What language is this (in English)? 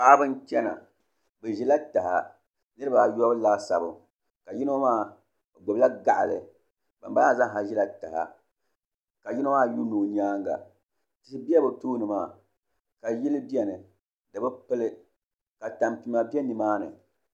Dagbani